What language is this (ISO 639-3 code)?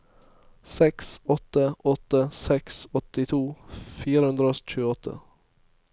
nor